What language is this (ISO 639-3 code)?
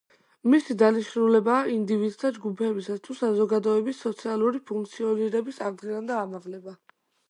kat